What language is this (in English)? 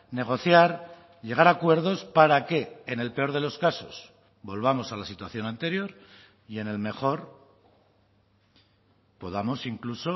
Spanish